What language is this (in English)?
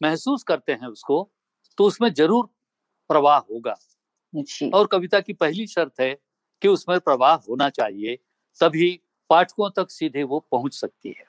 Hindi